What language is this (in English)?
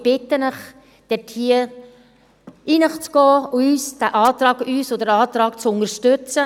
Swiss German